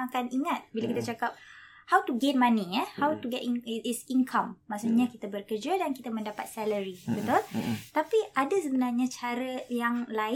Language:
Malay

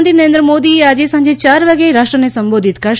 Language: Gujarati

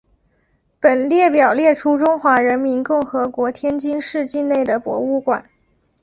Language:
Chinese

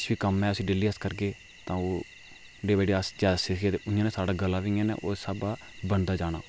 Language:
Dogri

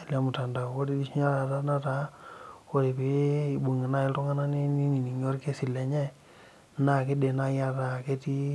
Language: Masai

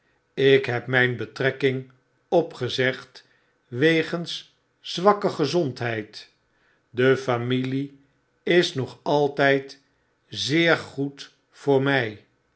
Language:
Dutch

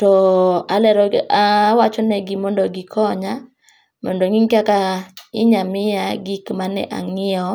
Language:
Luo (Kenya and Tanzania)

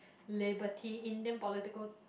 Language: English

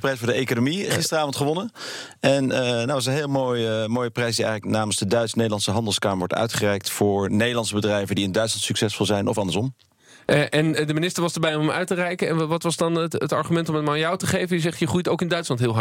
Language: Dutch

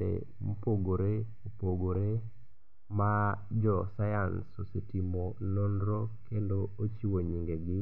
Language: Luo (Kenya and Tanzania)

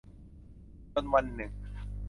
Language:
Thai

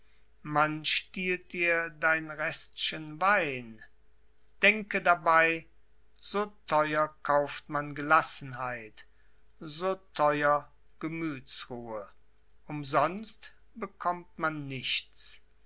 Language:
German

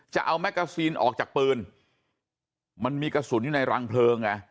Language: Thai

